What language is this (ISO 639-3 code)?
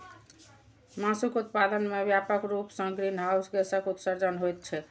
mai